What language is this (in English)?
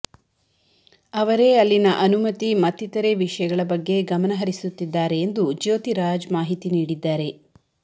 Kannada